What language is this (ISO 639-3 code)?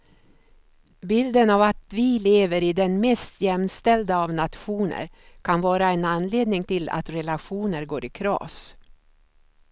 swe